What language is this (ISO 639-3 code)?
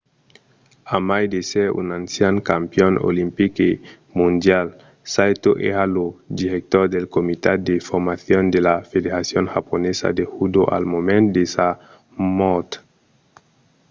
oci